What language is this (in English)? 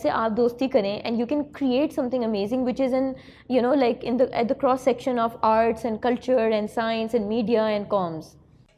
Urdu